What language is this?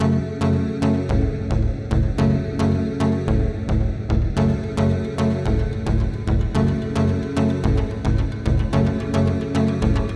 English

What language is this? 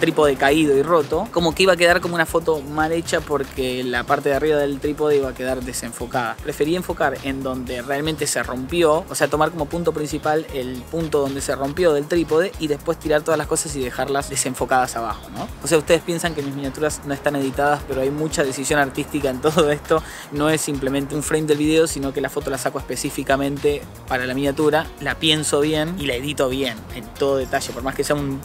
Spanish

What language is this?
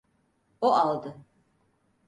Turkish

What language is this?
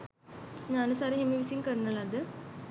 Sinhala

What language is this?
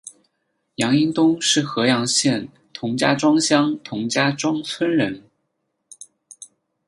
Chinese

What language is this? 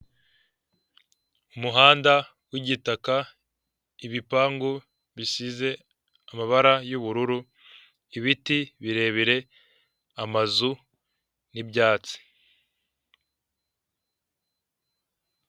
Kinyarwanda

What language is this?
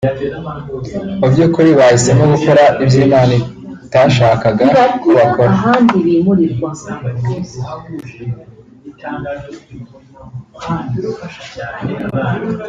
Kinyarwanda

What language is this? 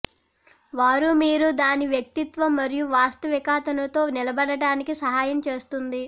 Telugu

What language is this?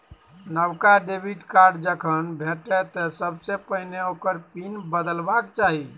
Maithili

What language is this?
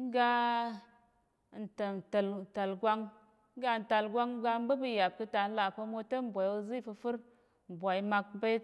Tarok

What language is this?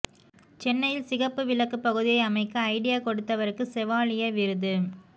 Tamil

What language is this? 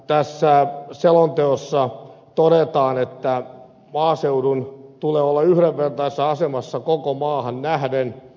Finnish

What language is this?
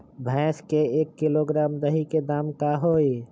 Magahi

